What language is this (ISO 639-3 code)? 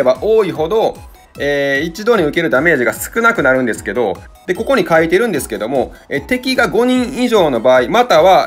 jpn